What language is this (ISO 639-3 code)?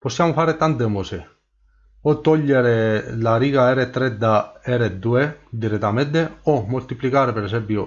ita